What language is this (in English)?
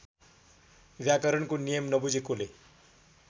Nepali